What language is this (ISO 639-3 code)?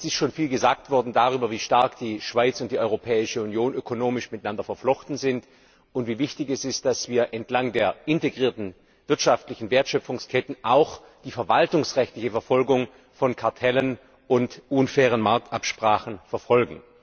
deu